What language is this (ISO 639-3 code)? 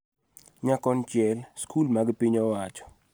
luo